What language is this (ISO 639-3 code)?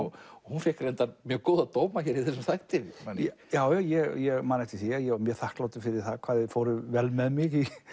isl